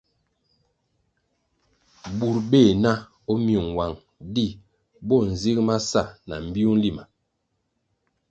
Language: Kwasio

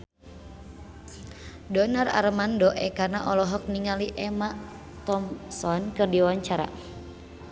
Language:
Sundanese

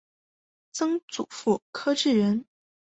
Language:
Chinese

